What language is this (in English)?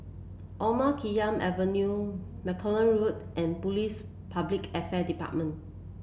English